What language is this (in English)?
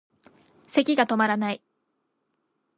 Japanese